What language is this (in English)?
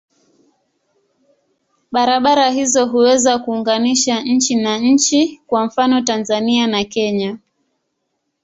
Swahili